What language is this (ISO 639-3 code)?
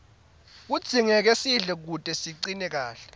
ssw